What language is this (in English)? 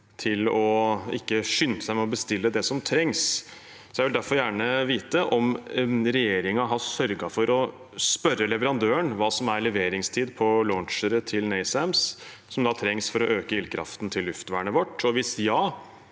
Norwegian